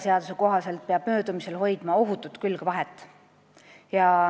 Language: Estonian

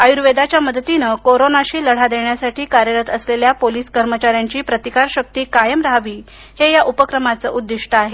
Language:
Marathi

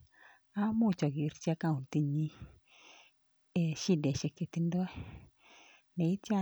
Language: Kalenjin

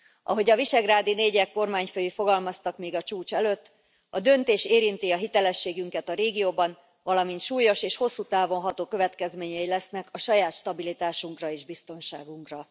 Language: Hungarian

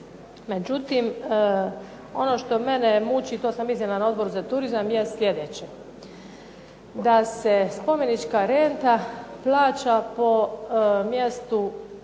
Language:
Croatian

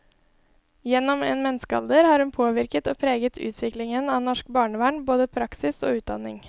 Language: Norwegian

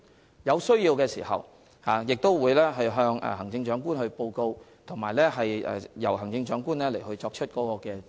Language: Cantonese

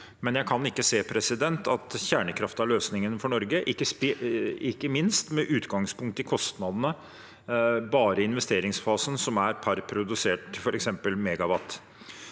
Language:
Norwegian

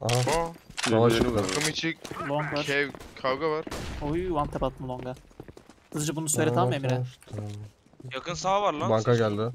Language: Turkish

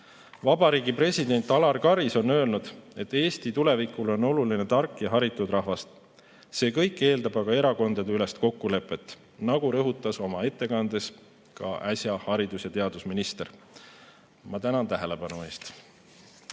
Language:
Estonian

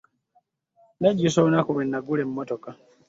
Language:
Ganda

